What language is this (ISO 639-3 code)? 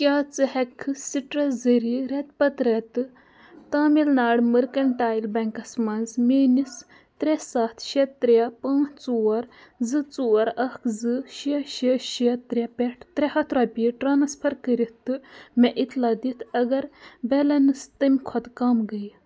kas